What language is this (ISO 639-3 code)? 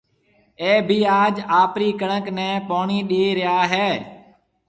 mve